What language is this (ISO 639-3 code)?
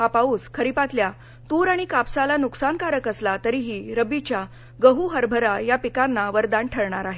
mar